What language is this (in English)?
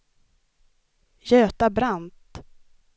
Swedish